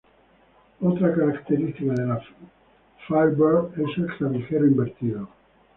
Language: Spanish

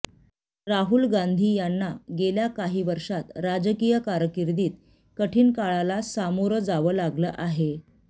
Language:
Marathi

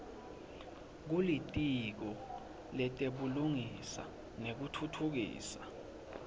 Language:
Swati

